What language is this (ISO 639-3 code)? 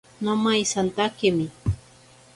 prq